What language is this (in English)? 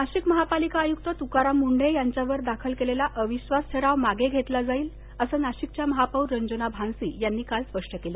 Marathi